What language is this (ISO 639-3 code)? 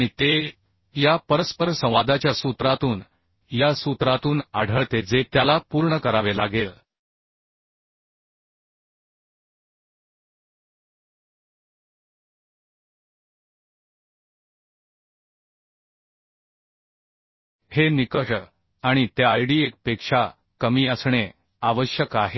mar